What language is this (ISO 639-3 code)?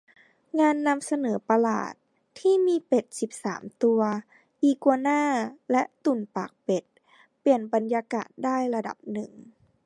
tha